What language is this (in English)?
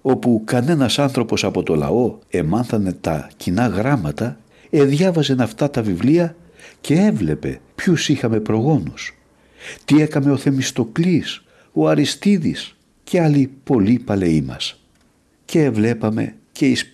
Greek